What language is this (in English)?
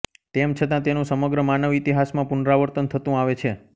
Gujarati